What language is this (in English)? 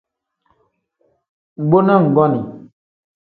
Tem